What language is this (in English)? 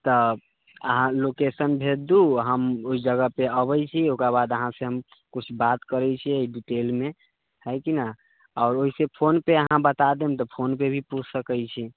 Maithili